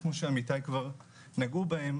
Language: Hebrew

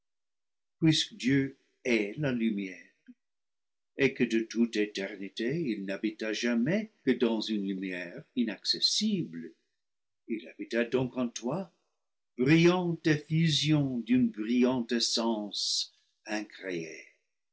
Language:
French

